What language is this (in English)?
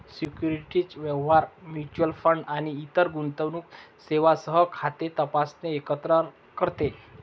Marathi